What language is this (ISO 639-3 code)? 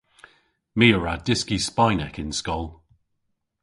cor